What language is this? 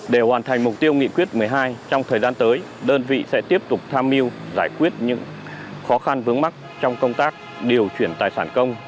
Vietnamese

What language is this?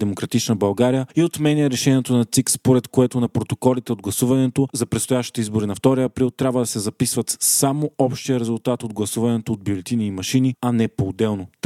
Bulgarian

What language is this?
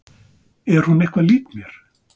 Icelandic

